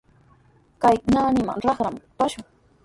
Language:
Sihuas Ancash Quechua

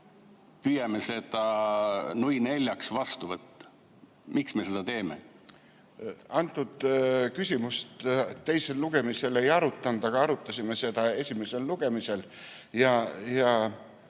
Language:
Estonian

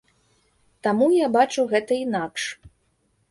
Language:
Belarusian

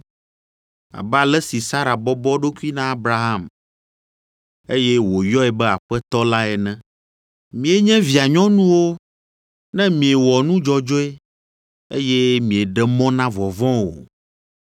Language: Ewe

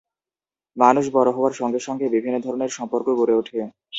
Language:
Bangla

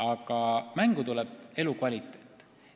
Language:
Estonian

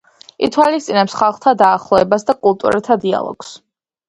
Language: Georgian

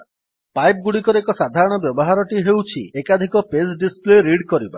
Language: Odia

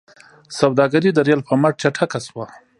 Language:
Pashto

